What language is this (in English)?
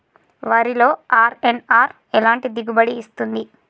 Telugu